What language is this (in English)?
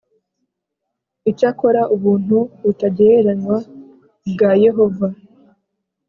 Kinyarwanda